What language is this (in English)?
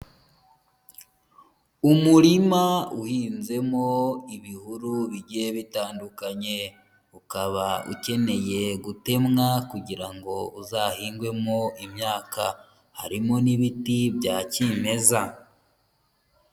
Kinyarwanda